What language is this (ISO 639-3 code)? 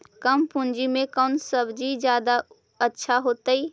mag